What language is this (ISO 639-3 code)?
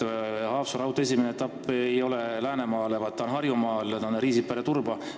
est